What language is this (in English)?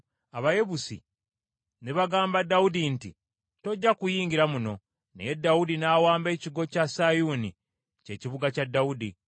Ganda